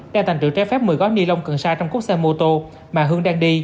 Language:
Vietnamese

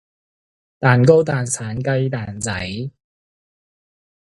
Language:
Cantonese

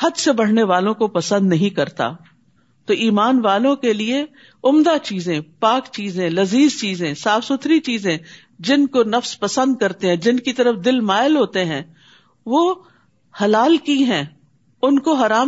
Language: Urdu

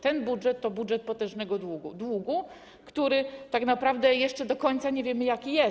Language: Polish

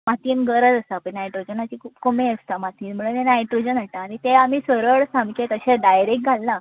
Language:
Konkani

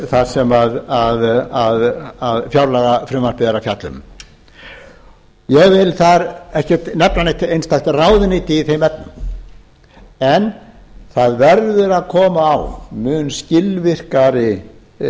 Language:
Icelandic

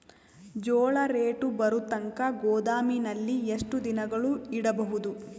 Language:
Kannada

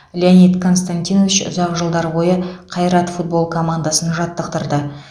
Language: Kazakh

